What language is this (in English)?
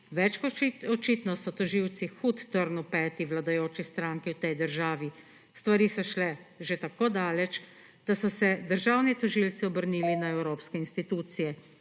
Slovenian